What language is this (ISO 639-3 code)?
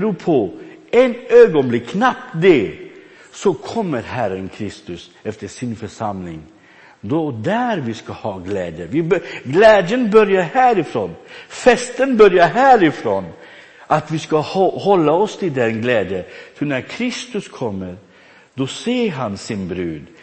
swe